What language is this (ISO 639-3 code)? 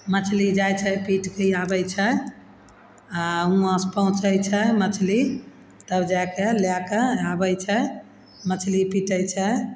mai